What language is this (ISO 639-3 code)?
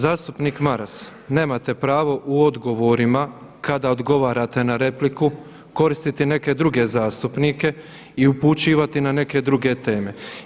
hrv